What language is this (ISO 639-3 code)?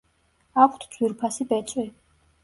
kat